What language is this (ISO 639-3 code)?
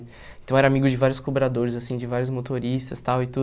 por